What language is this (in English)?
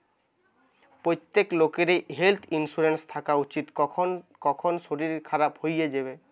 Bangla